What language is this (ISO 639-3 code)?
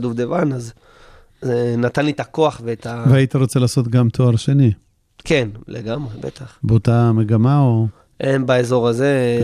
heb